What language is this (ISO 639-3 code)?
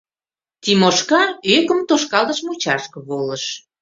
chm